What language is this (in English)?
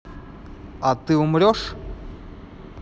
Russian